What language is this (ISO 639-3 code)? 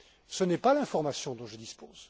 fra